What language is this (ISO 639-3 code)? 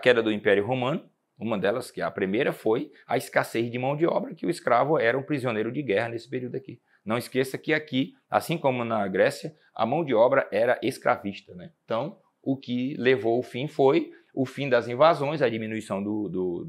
por